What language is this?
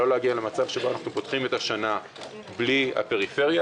Hebrew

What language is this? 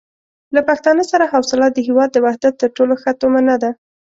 Pashto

